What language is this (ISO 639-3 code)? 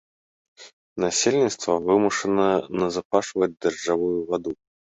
bel